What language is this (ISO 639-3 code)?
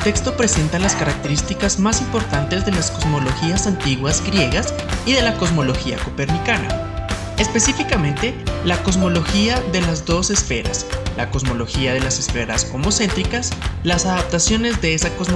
spa